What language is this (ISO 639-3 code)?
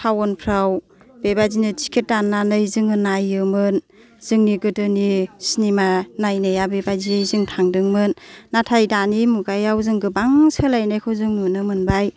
brx